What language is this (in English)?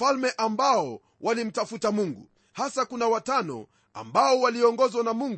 Swahili